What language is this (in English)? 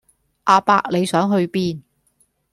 Cantonese